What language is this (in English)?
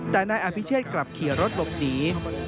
Thai